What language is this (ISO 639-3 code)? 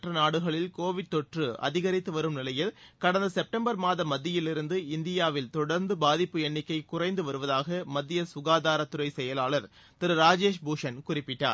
tam